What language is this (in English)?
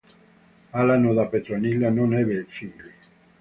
Italian